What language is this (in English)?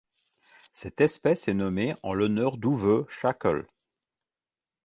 French